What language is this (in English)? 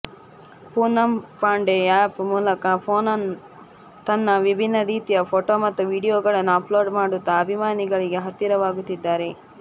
Kannada